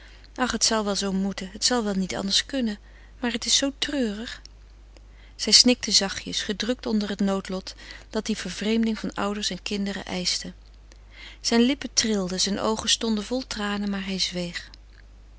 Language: Dutch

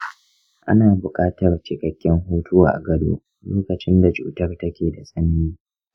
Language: Hausa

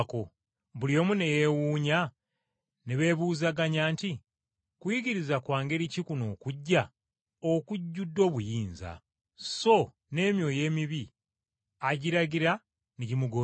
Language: Ganda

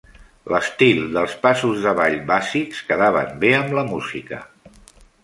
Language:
Catalan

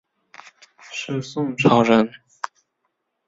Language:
Chinese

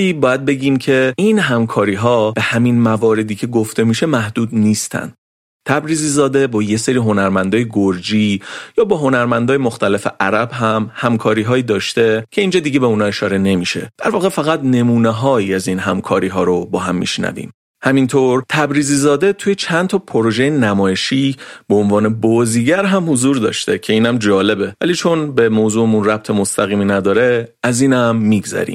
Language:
Persian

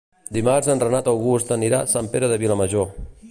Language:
Catalan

